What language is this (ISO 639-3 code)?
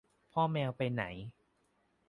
tha